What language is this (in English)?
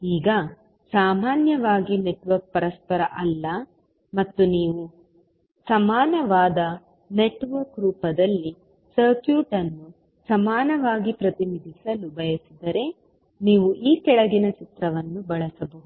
Kannada